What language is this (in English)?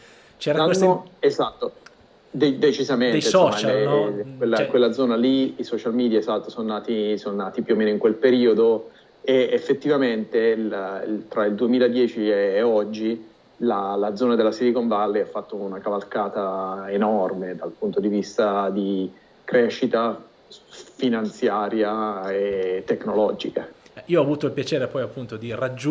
Italian